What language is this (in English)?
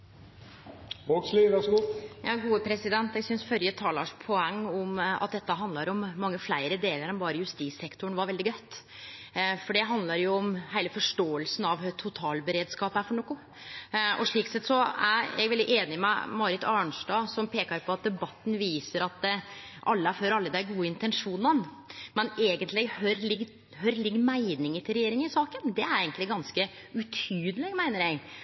Norwegian Nynorsk